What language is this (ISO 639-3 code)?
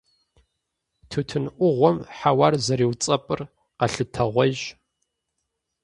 kbd